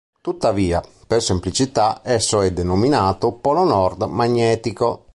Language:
Italian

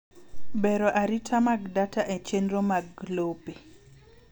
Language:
Luo (Kenya and Tanzania)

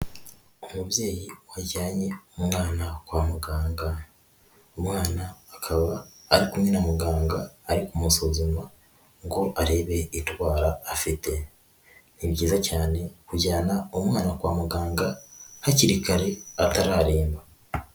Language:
Kinyarwanda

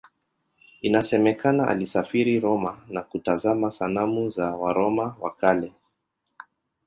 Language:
Swahili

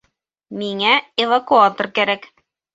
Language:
Bashkir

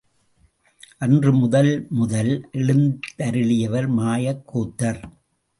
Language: Tamil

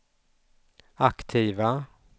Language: Swedish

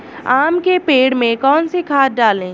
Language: Hindi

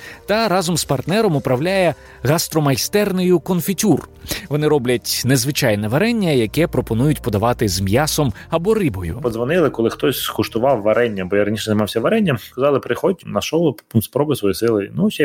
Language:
Ukrainian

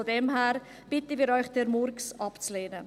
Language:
Swiss German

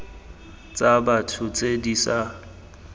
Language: Tswana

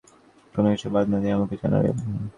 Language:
Bangla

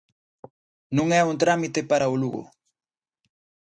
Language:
Galician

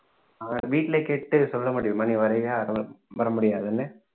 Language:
Tamil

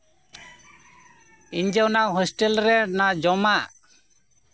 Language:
Santali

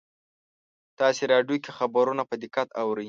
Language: Pashto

